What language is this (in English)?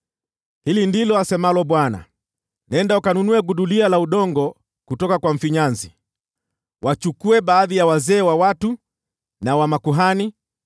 Swahili